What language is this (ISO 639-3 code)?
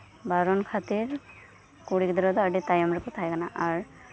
sat